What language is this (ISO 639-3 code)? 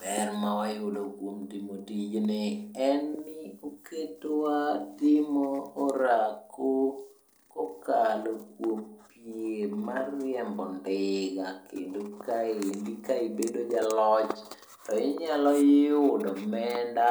luo